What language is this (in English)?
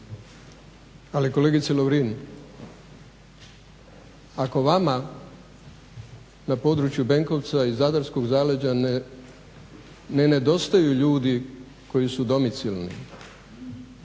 Croatian